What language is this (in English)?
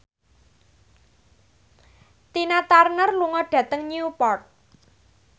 Javanese